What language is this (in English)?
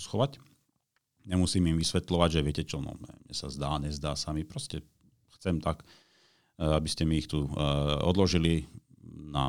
Slovak